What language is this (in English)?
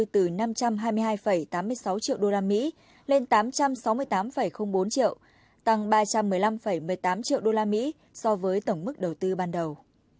Vietnamese